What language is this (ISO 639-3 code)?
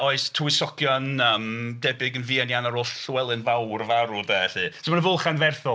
cym